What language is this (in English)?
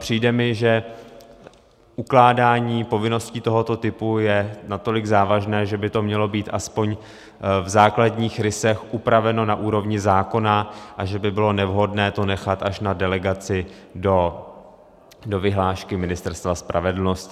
Czech